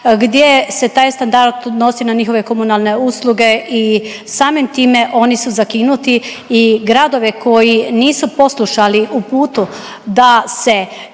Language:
Croatian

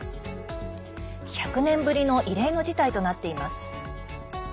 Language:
Japanese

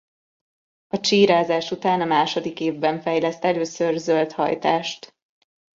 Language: Hungarian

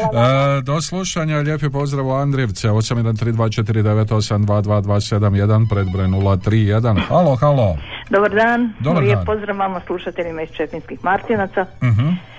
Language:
Croatian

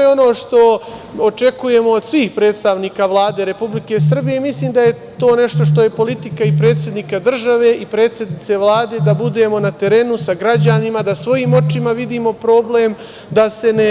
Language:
Serbian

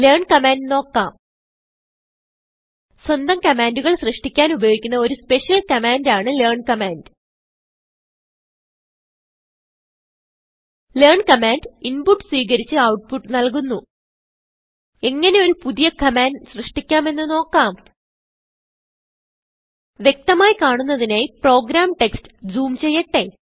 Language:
Malayalam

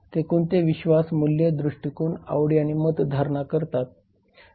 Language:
Marathi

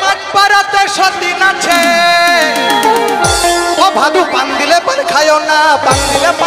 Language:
Thai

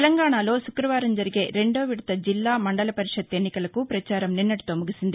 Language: Telugu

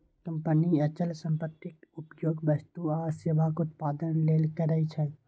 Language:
Maithili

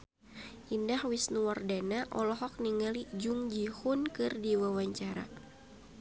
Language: Sundanese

